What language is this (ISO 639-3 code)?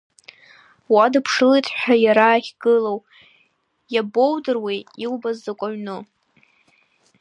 abk